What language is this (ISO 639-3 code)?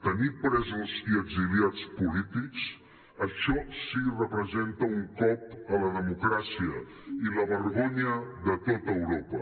cat